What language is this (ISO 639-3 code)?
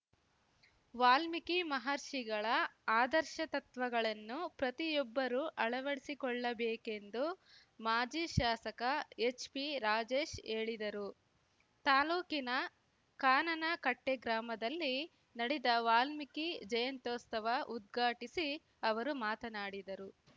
kan